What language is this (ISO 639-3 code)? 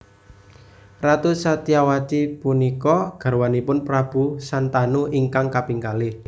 jav